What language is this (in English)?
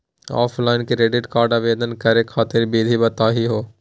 Magahi